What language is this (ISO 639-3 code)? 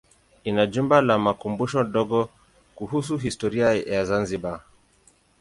swa